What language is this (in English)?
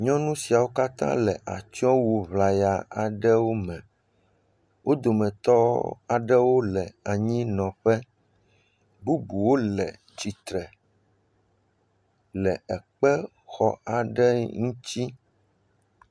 Ewe